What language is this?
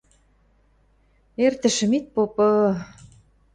Western Mari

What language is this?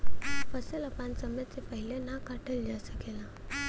Bhojpuri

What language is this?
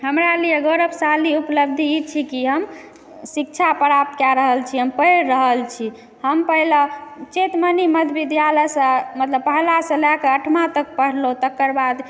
Maithili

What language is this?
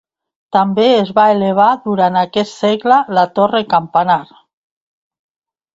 Catalan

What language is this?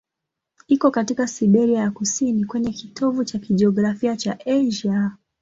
Swahili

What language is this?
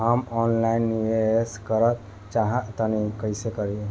Bhojpuri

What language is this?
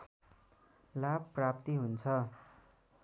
Nepali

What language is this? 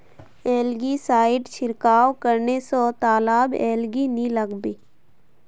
Magahi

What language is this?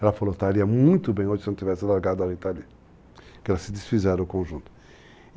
Portuguese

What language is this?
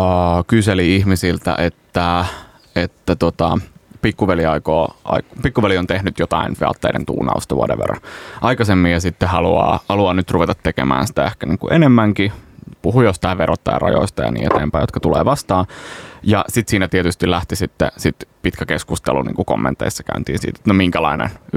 Finnish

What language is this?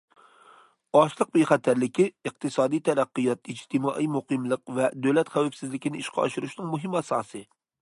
Uyghur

